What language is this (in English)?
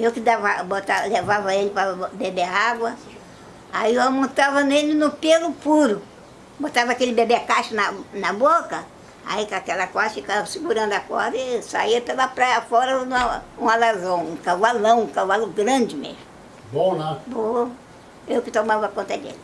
Portuguese